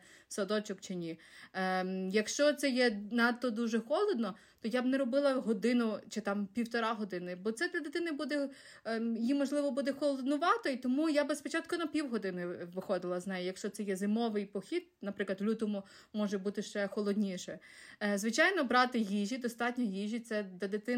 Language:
Ukrainian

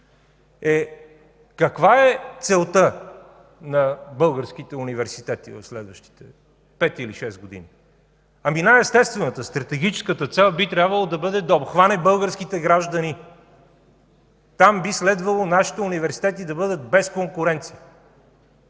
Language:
Bulgarian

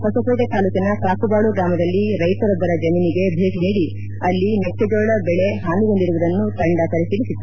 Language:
Kannada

